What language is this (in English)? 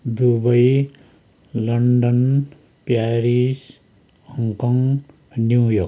Nepali